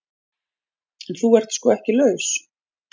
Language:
Icelandic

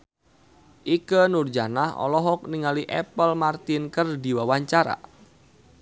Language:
Sundanese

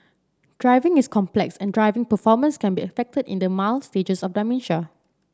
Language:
English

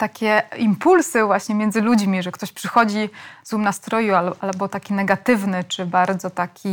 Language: Polish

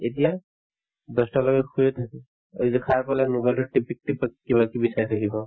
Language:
Assamese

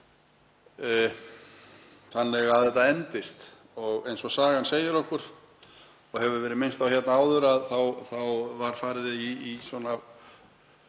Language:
Icelandic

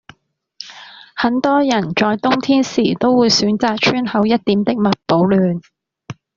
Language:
Cantonese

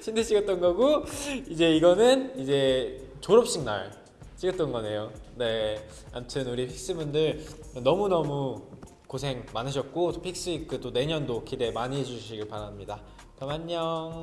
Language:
Korean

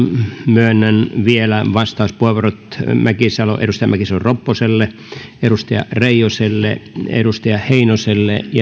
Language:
Finnish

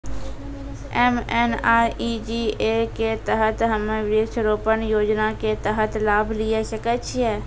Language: Maithili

